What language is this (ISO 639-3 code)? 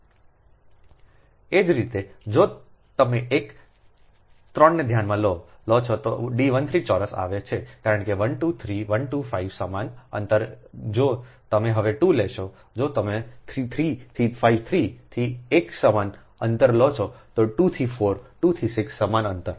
guj